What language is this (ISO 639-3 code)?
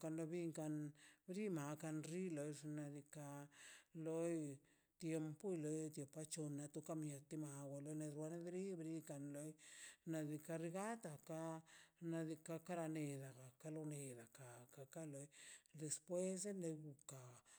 zpy